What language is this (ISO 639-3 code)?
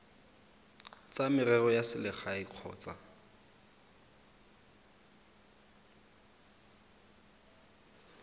tsn